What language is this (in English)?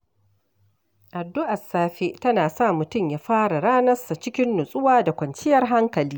Hausa